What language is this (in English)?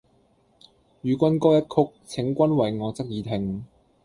Cantonese